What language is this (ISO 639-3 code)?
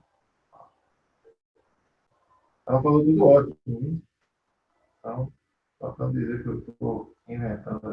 por